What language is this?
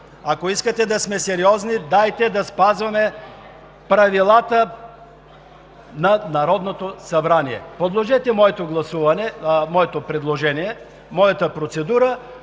Bulgarian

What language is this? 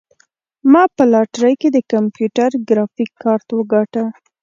Pashto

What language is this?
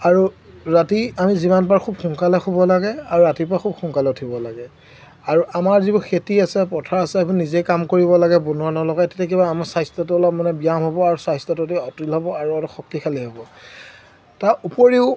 Assamese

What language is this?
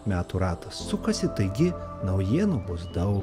Lithuanian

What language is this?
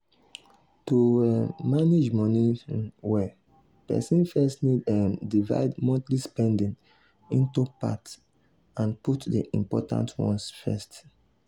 Nigerian Pidgin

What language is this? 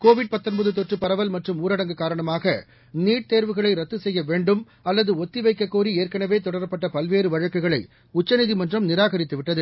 Tamil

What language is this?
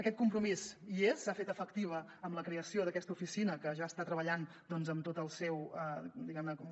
Catalan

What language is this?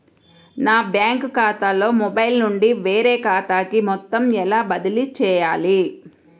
Telugu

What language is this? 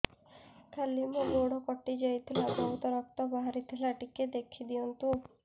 Odia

